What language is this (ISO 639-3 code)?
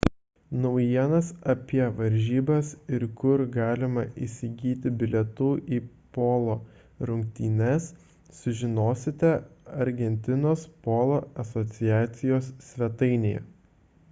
lit